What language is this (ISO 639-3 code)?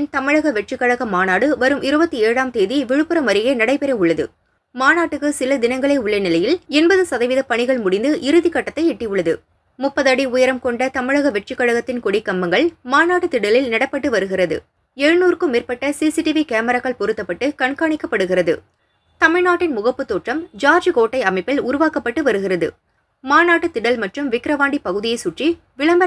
ind